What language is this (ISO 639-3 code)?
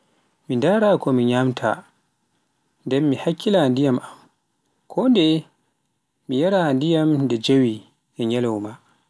fuf